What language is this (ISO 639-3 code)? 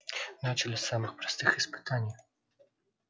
rus